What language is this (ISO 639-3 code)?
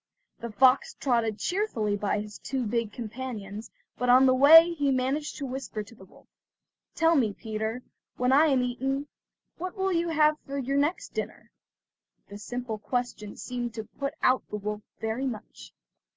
eng